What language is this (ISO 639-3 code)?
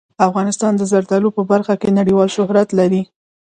pus